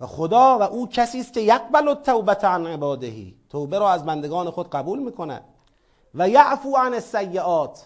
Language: Persian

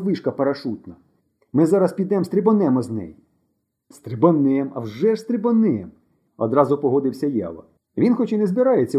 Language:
Ukrainian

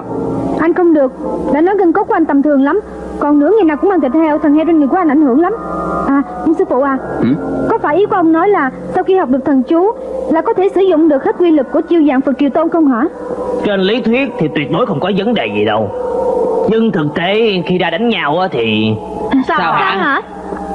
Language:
Vietnamese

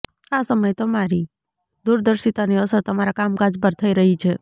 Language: Gujarati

